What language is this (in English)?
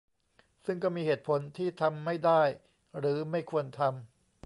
Thai